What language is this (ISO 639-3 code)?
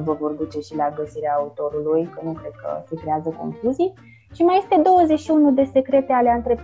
ron